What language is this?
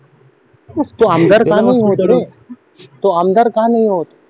Marathi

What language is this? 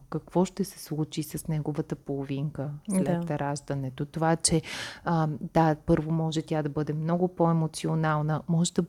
Bulgarian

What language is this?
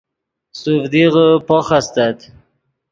Yidgha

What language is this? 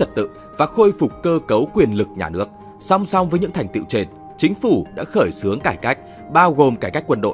Vietnamese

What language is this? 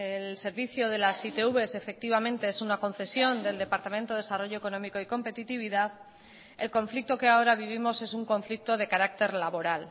Spanish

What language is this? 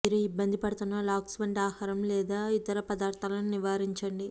Telugu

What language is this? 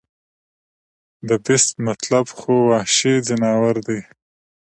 Pashto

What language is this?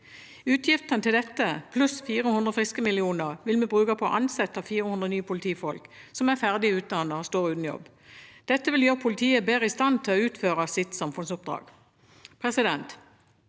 Norwegian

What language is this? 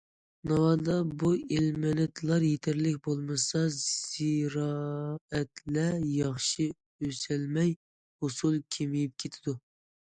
Uyghur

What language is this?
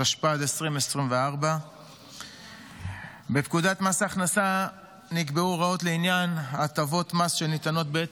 Hebrew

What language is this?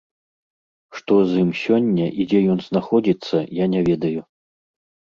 Belarusian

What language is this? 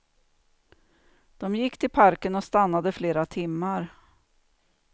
Swedish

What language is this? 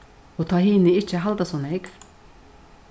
Faroese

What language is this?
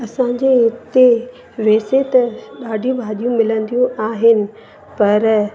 Sindhi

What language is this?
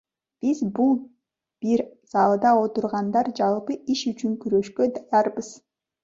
Kyrgyz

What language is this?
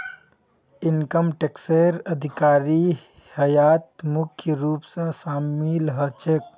Magahi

